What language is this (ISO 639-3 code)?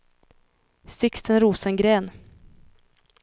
swe